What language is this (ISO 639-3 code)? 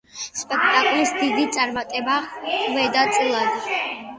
kat